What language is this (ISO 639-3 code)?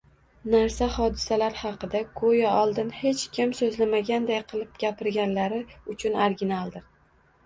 uzb